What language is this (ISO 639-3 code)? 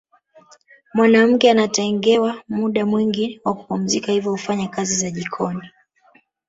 swa